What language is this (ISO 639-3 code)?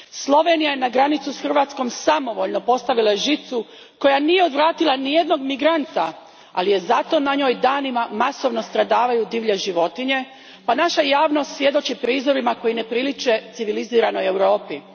hrv